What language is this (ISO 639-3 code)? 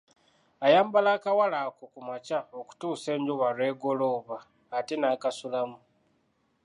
lug